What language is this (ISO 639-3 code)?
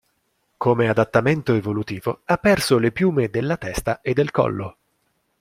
ita